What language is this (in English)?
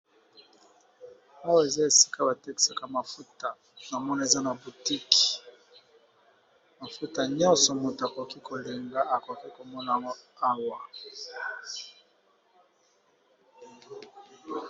Lingala